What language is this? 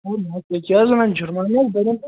Kashmiri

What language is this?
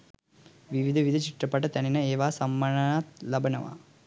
Sinhala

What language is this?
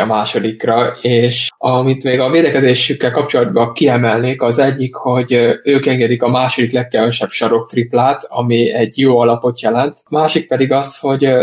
Hungarian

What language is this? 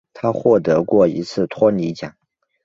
Chinese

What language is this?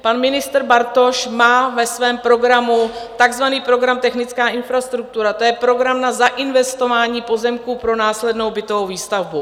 Czech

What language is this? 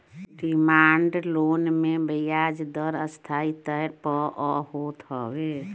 Bhojpuri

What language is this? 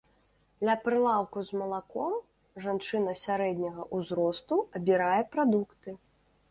Belarusian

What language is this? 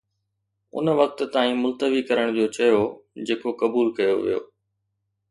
Sindhi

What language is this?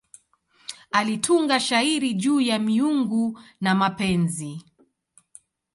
Swahili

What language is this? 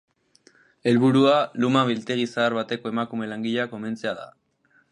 Basque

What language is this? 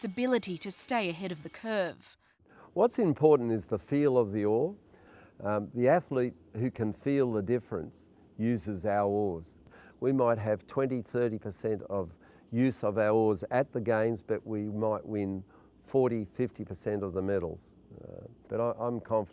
English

